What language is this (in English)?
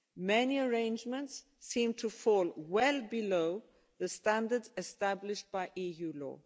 English